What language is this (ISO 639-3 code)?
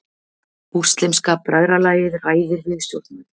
isl